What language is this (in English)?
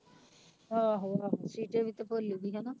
Punjabi